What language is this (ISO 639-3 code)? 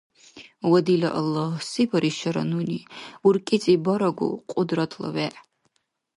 dar